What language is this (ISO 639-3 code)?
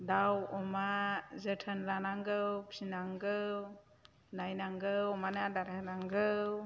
brx